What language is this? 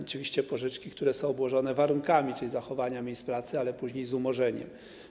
Polish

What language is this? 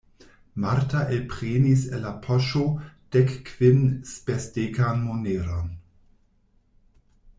Esperanto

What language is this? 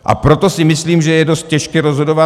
Czech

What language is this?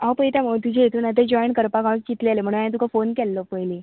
Konkani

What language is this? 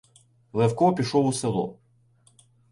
Ukrainian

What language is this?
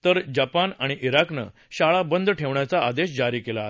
Marathi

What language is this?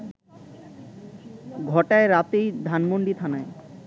Bangla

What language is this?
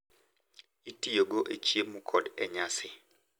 Luo (Kenya and Tanzania)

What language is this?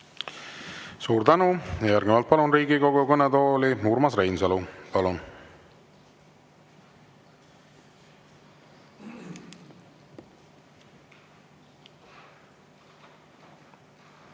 Estonian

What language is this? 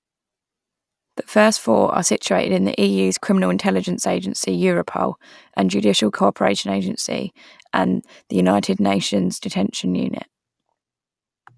English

